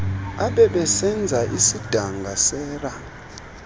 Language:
Xhosa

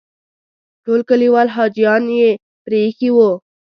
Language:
Pashto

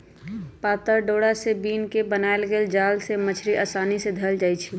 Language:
Magahi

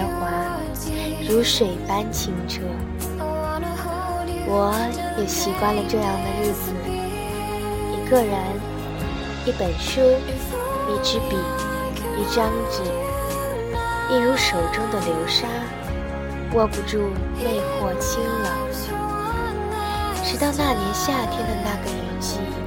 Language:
Chinese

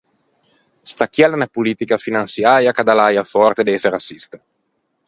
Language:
Ligurian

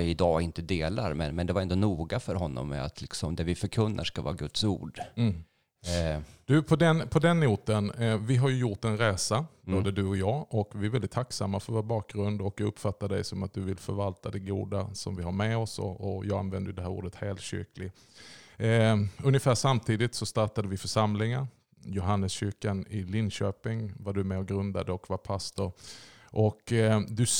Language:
Swedish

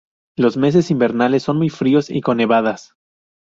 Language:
Spanish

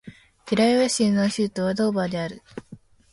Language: Japanese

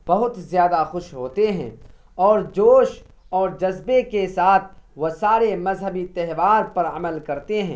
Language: Urdu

